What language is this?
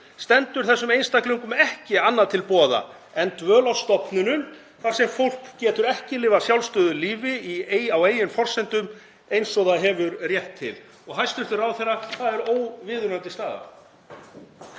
Icelandic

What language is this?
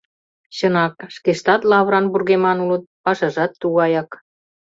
Mari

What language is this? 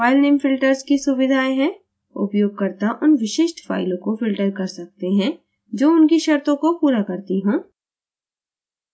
Hindi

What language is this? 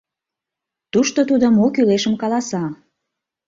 Mari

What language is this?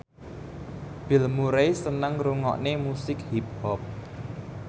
Javanese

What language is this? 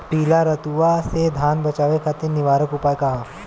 Bhojpuri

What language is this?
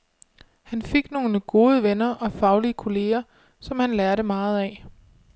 Danish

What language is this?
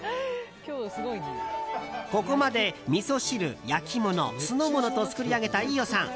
Japanese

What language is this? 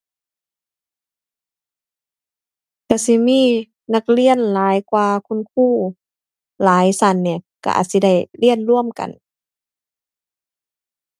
Thai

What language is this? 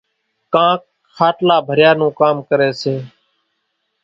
Kachi Koli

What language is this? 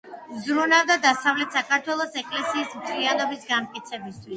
Georgian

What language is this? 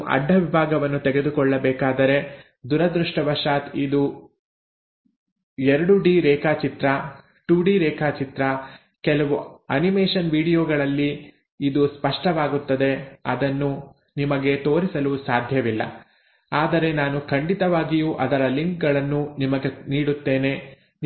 Kannada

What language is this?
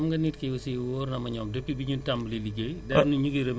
Wolof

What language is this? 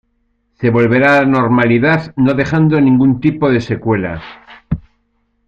Spanish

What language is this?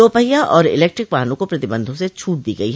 Hindi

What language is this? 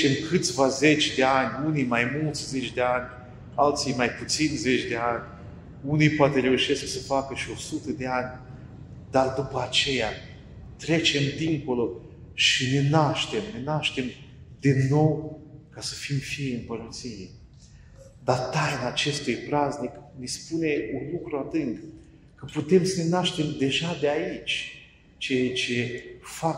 Romanian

